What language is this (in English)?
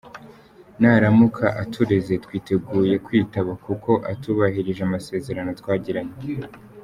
Kinyarwanda